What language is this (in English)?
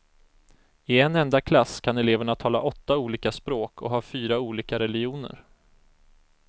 Swedish